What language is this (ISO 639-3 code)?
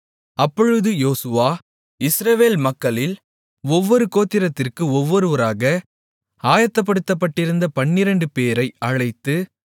tam